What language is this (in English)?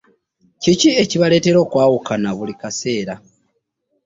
Ganda